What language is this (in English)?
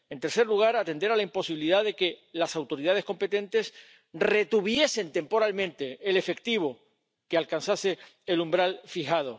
Spanish